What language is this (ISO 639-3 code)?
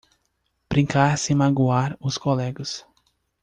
por